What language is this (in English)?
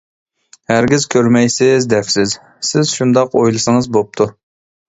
Uyghur